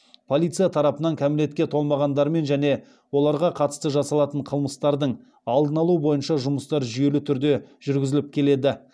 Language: Kazakh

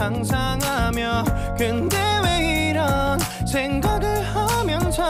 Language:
Korean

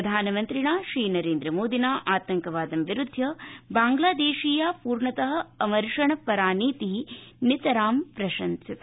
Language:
Sanskrit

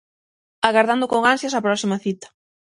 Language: Galician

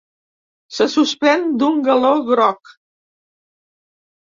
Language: Catalan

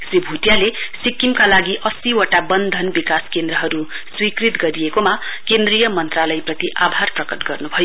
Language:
Nepali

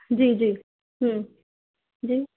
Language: Urdu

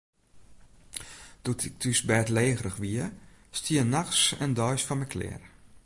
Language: Western Frisian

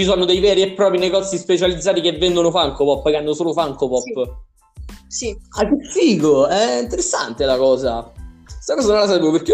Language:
Italian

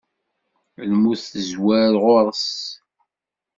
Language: Kabyle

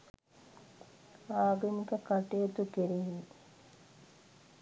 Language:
Sinhala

